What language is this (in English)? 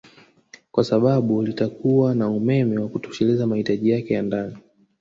Swahili